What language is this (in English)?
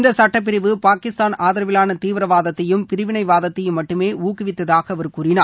Tamil